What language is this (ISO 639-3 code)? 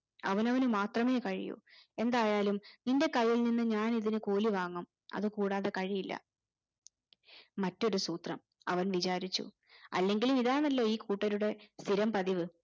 mal